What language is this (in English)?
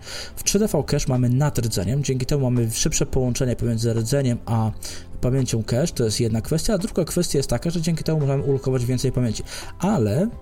Polish